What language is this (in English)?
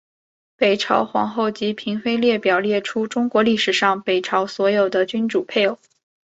Chinese